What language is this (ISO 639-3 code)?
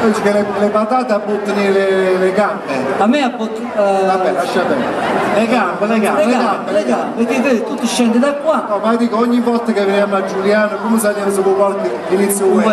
ita